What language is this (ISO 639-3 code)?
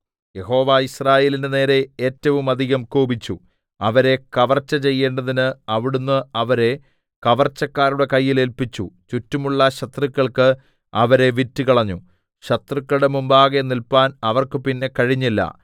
mal